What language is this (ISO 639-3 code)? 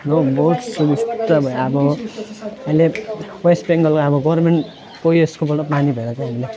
nep